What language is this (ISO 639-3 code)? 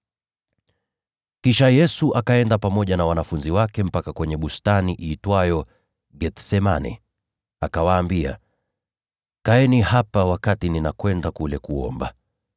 swa